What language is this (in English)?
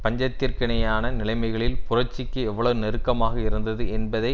Tamil